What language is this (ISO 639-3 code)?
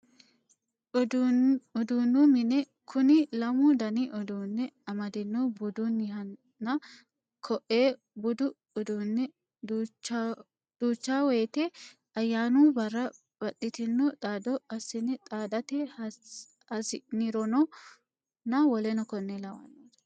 sid